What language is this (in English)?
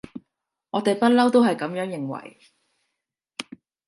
Cantonese